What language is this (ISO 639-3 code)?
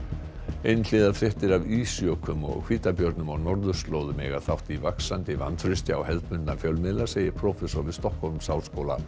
isl